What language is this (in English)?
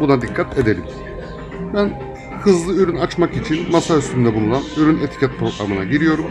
Turkish